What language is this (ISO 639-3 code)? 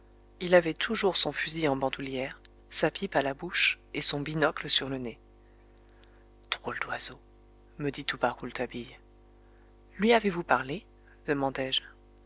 fra